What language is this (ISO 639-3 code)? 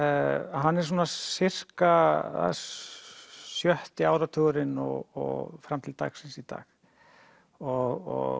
isl